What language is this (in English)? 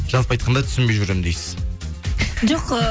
Kazakh